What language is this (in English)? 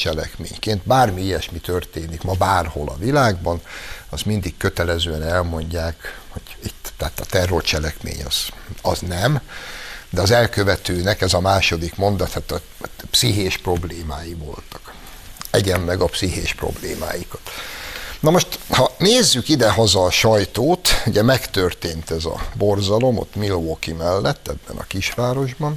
Hungarian